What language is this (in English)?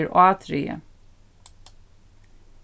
Faroese